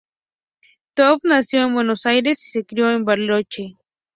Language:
Spanish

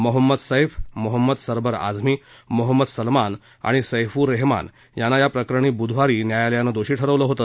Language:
Marathi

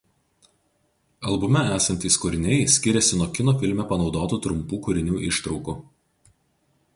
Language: Lithuanian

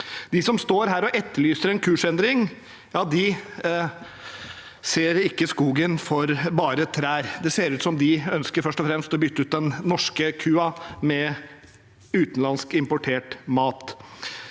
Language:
Norwegian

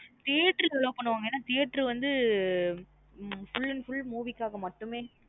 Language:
Tamil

